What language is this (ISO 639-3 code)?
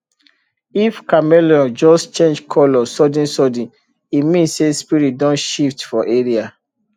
pcm